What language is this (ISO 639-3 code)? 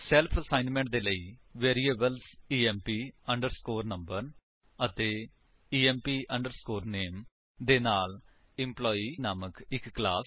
pan